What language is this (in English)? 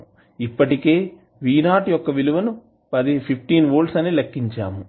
Telugu